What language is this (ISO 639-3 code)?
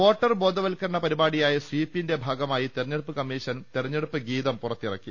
mal